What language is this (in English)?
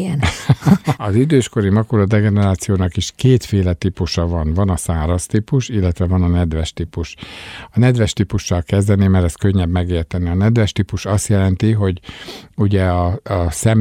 Hungarian